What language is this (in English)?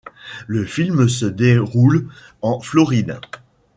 French